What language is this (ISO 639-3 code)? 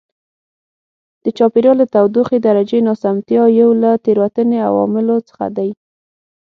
pus